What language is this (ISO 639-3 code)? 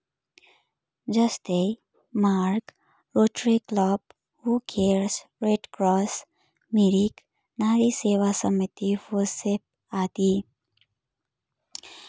nep